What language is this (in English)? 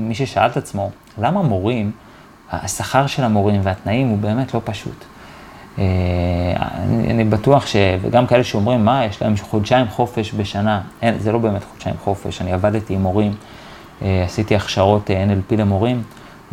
Hebrew